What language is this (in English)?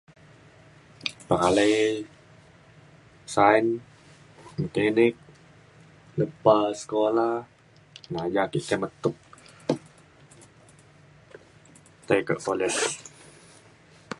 Mainstream Kenyah